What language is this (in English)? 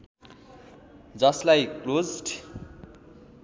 Nepali